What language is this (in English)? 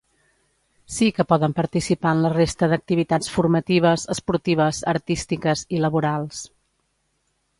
Catalan